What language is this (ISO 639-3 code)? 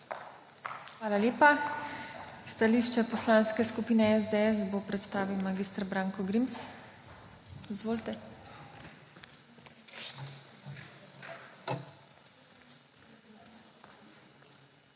slv